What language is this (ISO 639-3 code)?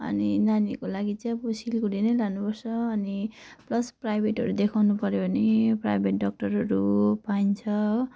nep